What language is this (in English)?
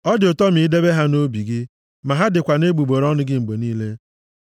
Igbo